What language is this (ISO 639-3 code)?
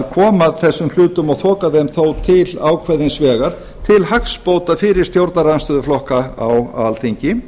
isl